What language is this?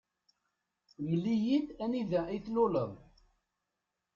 Kabyle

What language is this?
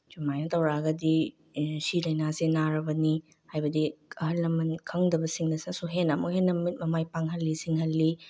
Manipuri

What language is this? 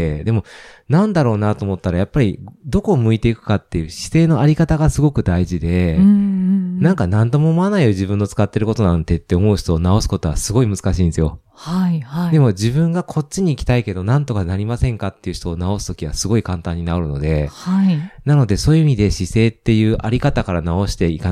Japanese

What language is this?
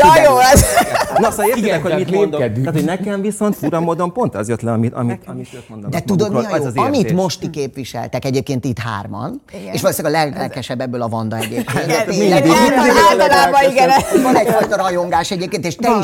Hungarian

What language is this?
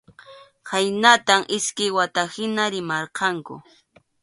Arequipa-La Unión Quechua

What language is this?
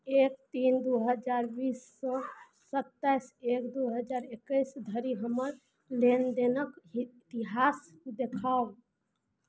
Maithili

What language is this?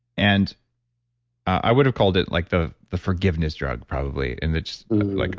English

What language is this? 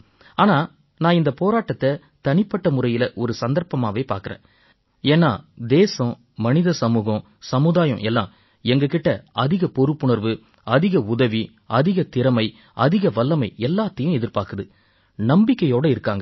Tamil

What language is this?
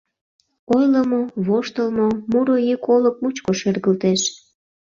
Mari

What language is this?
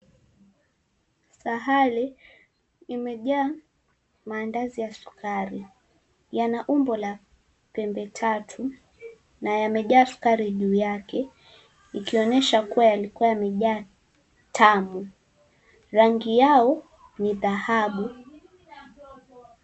Swahili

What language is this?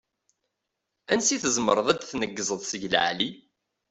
Kabyle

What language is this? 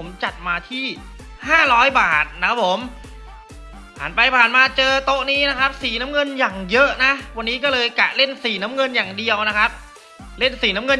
Thai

